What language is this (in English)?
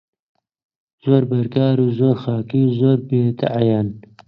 Central Kurdish